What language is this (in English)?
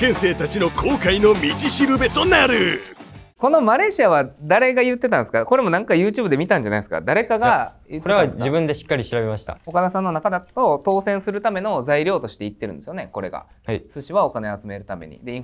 Japanese